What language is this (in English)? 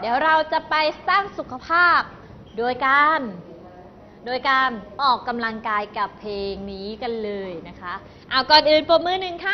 Thai